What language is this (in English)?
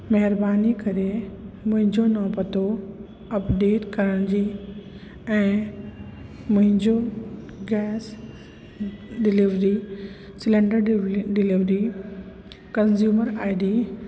Sindhi